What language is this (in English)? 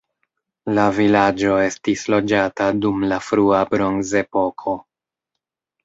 Esperanto